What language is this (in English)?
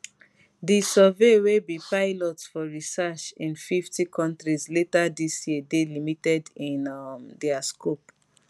Nigerian Pidgin